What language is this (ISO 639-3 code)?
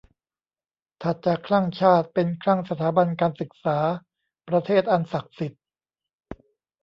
tha